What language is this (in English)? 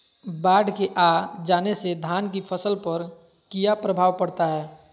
Magahi